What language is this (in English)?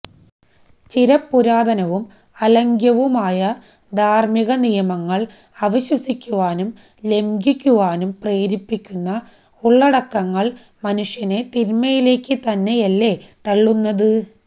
Malayalam